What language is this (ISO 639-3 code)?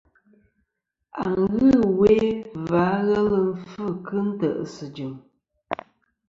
bkm